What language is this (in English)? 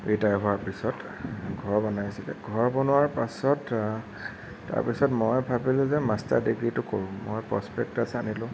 Assamese